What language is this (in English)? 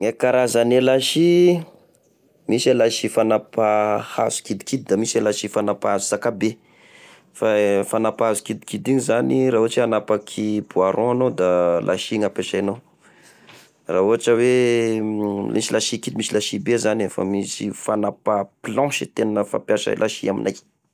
Tesaka Malagasy